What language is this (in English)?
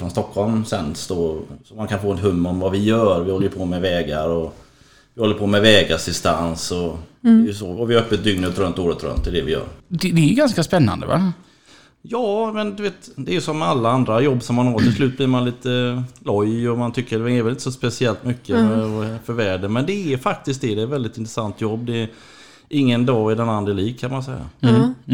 Swedish